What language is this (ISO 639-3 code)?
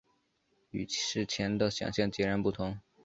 zho